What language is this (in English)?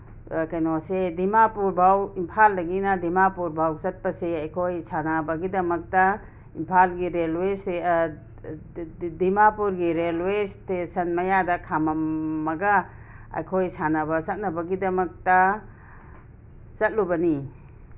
Manipuri